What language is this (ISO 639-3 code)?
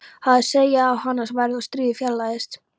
isl